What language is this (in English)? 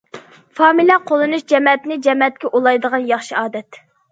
Uyghur